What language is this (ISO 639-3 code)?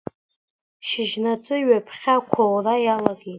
abk